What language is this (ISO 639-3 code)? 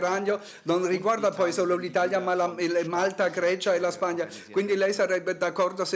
ita